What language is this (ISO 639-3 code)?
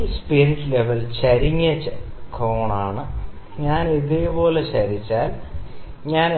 mal